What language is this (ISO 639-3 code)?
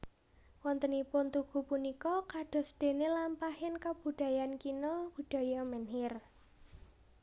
jav